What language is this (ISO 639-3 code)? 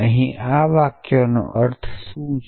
guj